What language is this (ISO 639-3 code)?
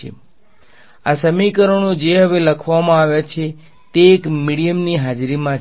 guj